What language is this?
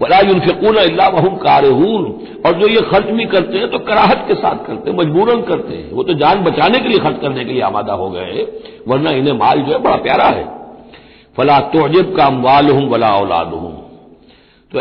Hindi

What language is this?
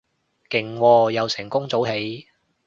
Cantonese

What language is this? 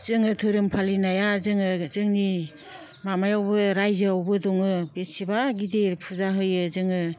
Bodo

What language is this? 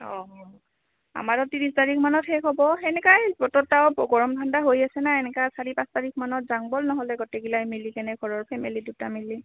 Assamese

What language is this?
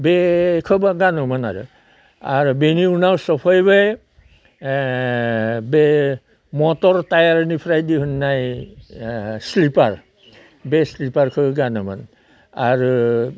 Bodo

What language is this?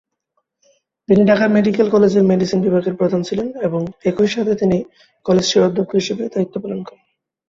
Bangla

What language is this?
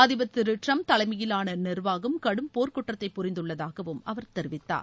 Tamil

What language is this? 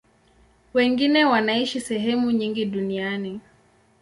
Swahili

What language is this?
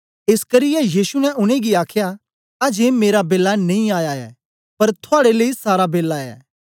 Dogri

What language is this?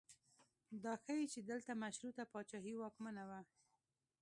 Pashto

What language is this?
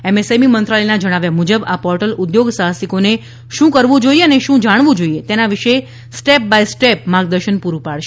Gujarati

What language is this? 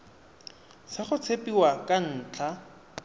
Tswana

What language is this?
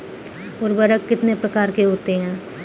Hindi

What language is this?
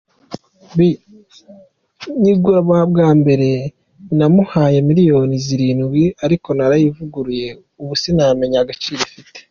Kinyarwanda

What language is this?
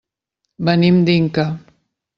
Catalan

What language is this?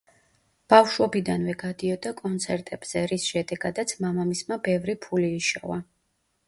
Georgian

